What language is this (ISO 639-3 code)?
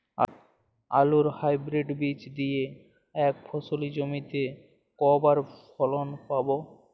ben